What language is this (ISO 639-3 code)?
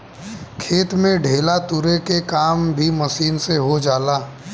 bho